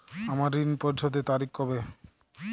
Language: Bangla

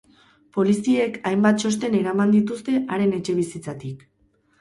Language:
Basque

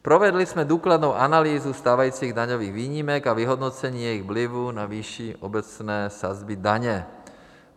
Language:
Czech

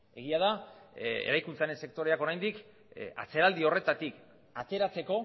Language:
Basque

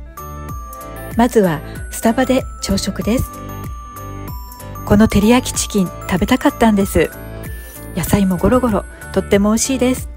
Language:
Japanese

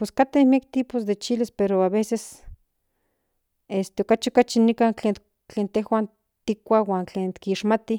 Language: Central Nahuatl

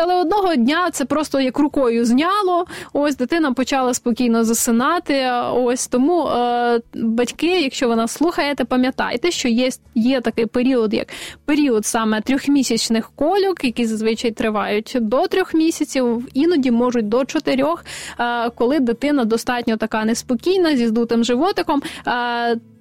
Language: Ukrainian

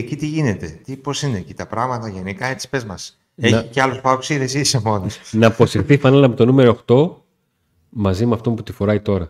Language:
Greek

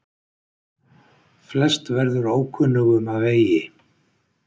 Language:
Icelandic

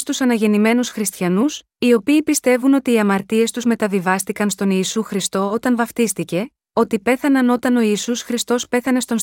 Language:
Greek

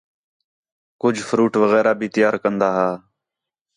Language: Khetrani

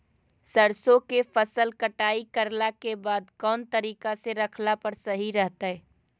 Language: Magahi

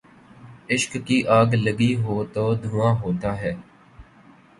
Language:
Urdu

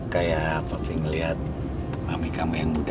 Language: Indonesian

